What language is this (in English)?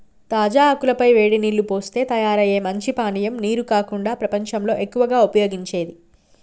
Telugu